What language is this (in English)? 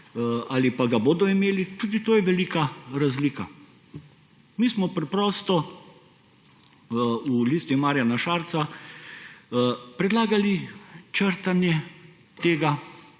Slovenian